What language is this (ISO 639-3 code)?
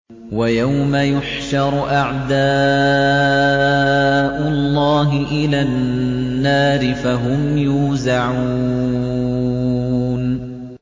ara